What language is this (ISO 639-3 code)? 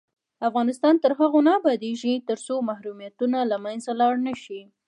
pus